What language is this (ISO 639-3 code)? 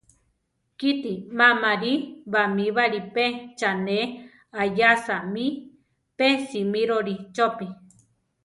tar